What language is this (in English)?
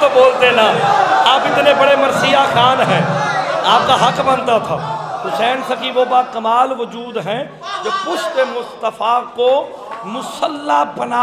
Hindi